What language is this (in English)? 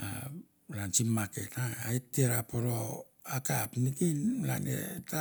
Mandara